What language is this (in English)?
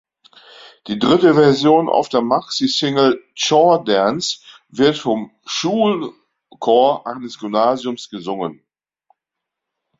German